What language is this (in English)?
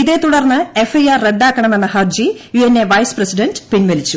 Malayalam